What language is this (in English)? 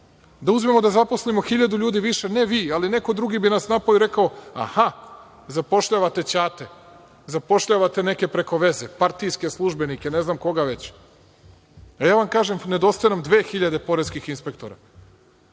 Serbian